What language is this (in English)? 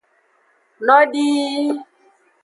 Aja (Benin)